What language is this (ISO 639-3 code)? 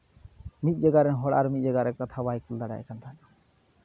sat